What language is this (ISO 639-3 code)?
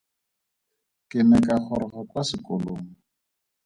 tsn